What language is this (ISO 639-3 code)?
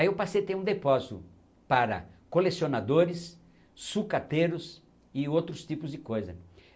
por